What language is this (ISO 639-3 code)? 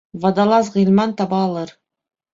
bak